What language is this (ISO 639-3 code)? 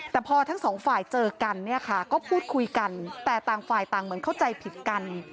tha